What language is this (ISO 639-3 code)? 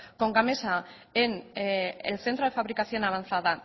spa